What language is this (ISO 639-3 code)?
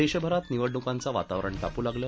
mar